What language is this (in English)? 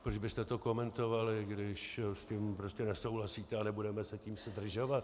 Czech